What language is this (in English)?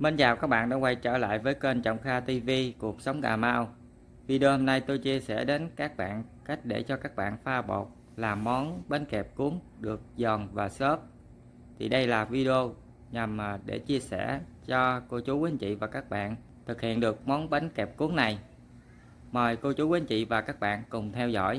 Vietnamese